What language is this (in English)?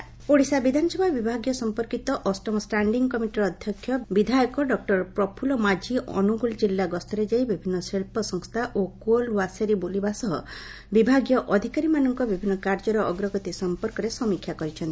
Odia